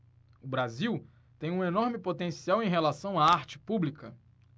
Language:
Portuguese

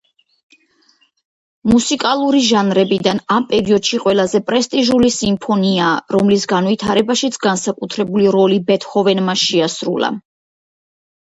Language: Georgian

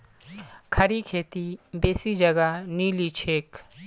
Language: Magahi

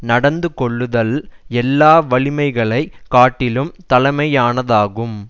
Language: Tamil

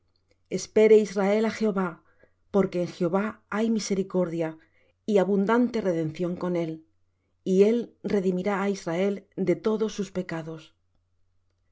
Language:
Spanish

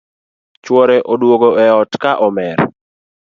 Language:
Luo (Kenya and Tanzania)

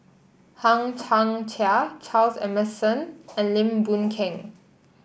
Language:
English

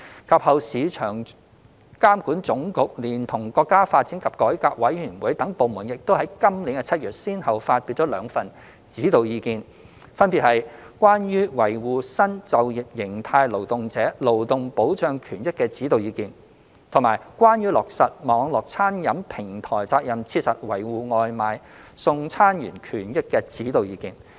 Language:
Cantonese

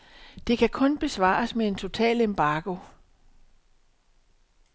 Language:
Danish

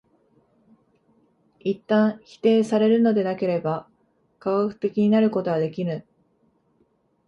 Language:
Japanese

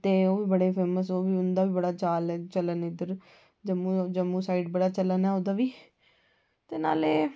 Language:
Dogri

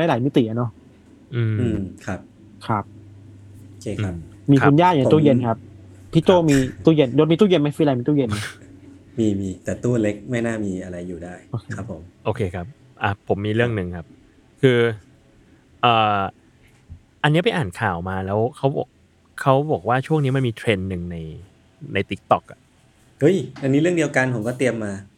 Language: Thai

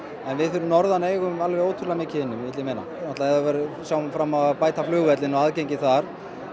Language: Icelandic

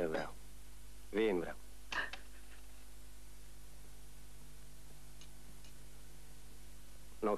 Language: Romanian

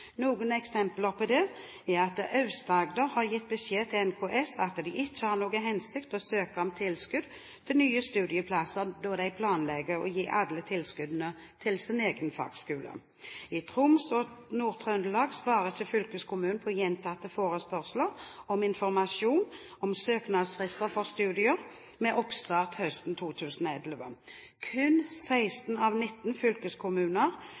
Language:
Norwegian Bokmål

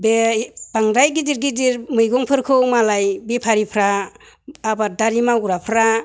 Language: Bodo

